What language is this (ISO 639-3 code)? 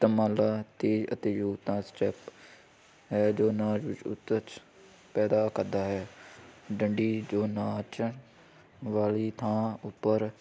pan